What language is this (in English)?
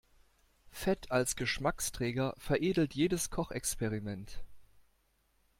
German